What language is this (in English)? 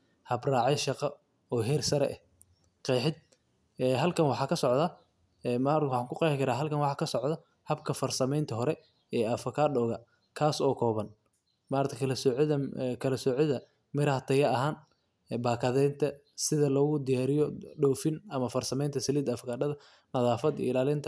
Somali